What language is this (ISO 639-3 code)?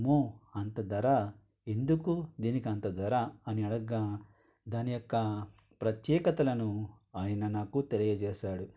tel